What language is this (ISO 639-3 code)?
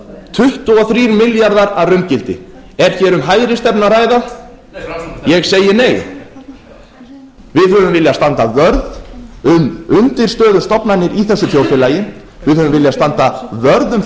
isl